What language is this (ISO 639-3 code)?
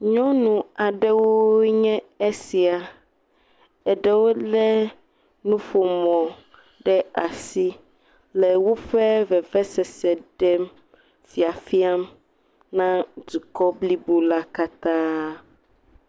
ewe